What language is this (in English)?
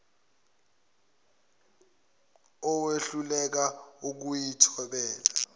Zulu